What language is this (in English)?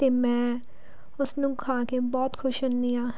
Punjabi